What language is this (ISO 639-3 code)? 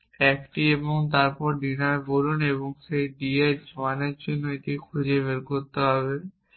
ben